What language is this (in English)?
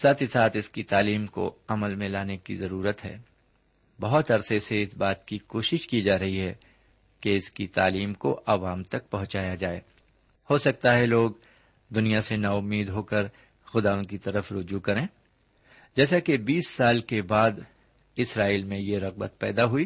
Urdu